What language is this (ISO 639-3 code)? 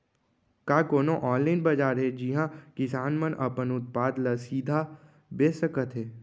hne